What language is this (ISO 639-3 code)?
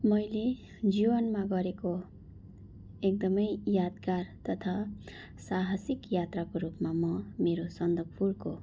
nep